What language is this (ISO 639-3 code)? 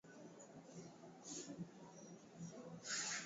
swa